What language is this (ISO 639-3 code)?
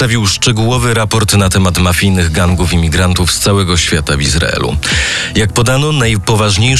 pol